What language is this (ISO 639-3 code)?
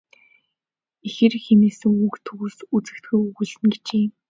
mon